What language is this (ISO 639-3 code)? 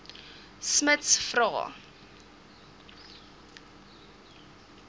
afr